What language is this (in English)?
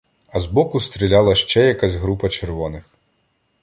Ukrainian